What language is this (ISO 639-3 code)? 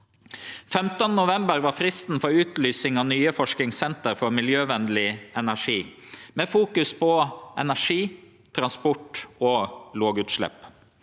nor